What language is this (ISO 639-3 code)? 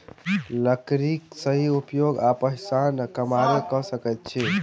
mai